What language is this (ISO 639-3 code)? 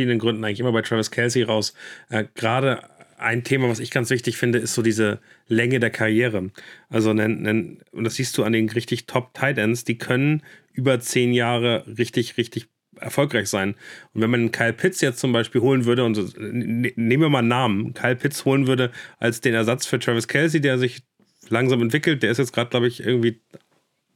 deu